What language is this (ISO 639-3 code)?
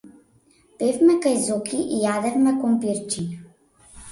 mkd